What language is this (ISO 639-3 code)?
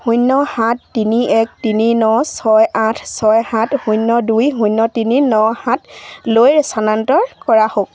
asm